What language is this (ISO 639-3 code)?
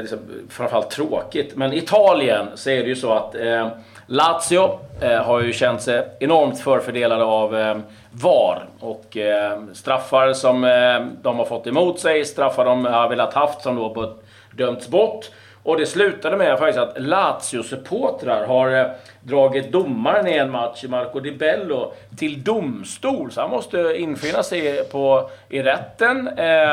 swe